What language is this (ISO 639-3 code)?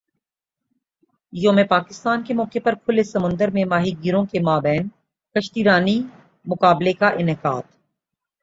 urd